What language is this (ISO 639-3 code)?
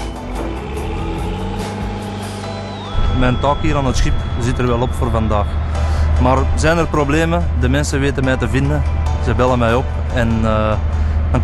nld